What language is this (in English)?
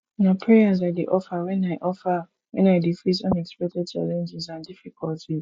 Nigerian Pidgin